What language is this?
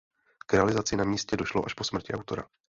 Czech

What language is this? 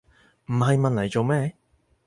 Cantonese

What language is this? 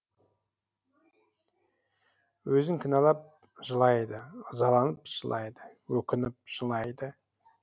Kazakh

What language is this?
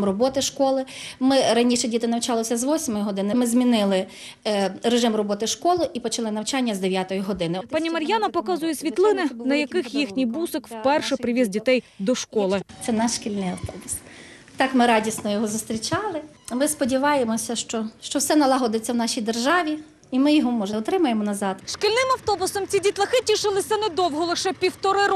Ukrainian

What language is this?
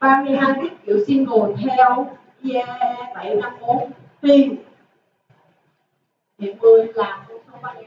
Vietnamese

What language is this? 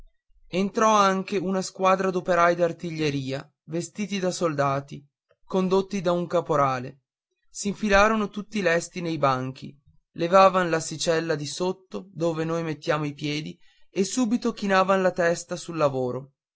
Italian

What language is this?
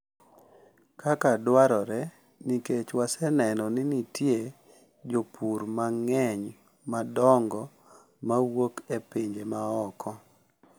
Luo (Kenya and Tanzania)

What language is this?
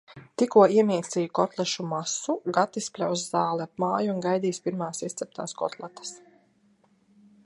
Latvian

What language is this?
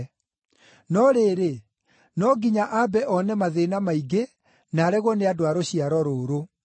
Kikuyu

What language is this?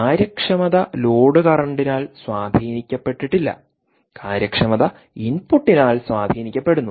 Malayalam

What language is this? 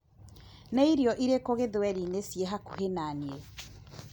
Kikuyu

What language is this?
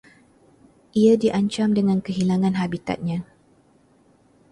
Malay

